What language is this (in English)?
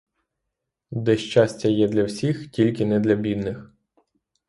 Ukrainian